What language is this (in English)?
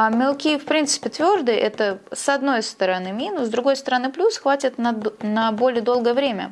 Russian